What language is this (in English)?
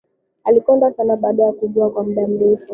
Swahili